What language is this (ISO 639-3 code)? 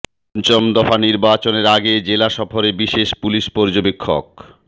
ben